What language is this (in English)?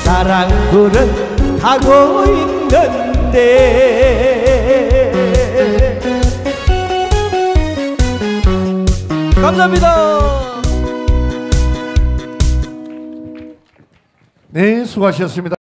Korean